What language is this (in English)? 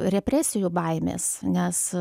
Lithuanian